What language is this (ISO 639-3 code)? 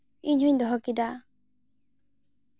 sat